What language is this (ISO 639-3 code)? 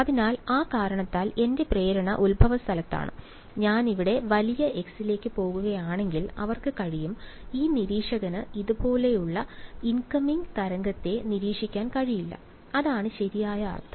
mal